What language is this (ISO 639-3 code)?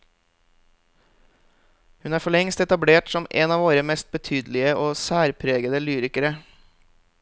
nor